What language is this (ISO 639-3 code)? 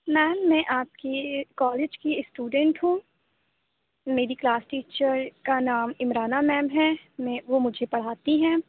urd